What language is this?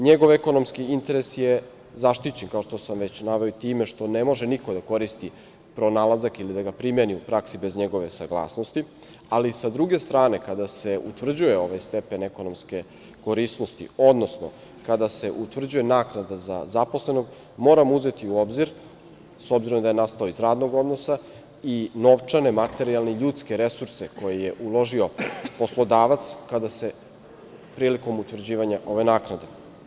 Serbian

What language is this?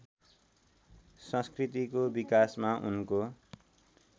Nepali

